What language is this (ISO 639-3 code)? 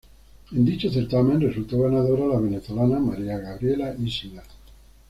spa